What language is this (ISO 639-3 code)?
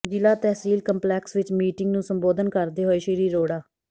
pan